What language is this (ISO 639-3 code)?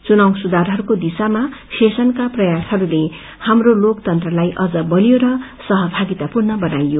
nep